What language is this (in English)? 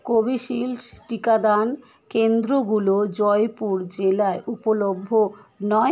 Bangla